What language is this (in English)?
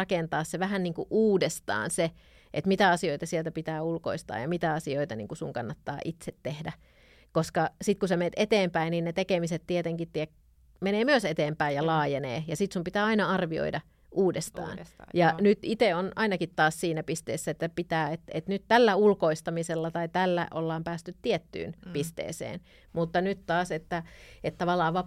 Finnish